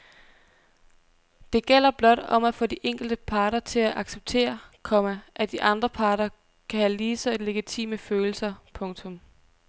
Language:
Danish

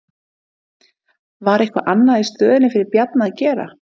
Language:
Icelandic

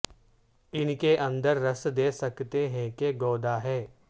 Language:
Urdu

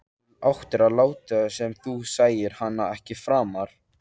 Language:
Icelandic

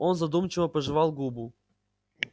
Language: Russian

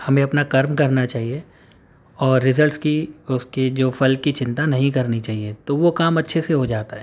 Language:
Urdu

